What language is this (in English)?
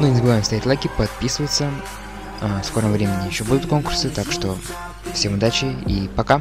Russian